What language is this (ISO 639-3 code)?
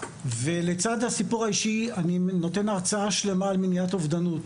heb